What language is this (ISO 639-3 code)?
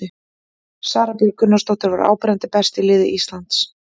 isl